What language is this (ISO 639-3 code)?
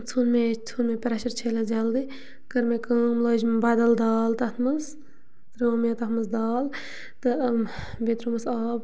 kas